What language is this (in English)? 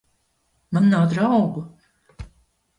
Latvian